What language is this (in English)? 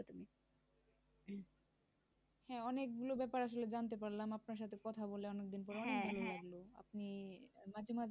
Bangla